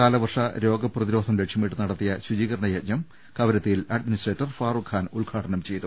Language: Malayalam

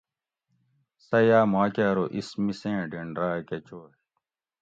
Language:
Gawri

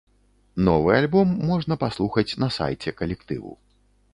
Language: Belarusian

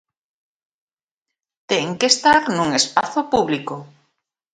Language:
Galician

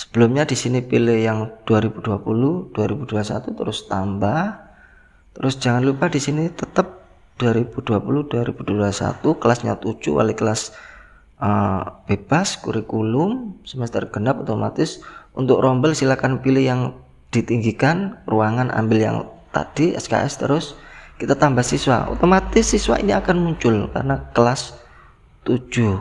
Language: Indonesian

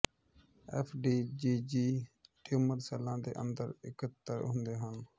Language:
Punjabi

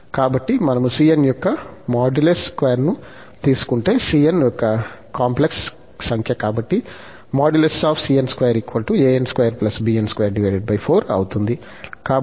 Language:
Telugu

